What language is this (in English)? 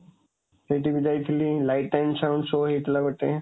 Odia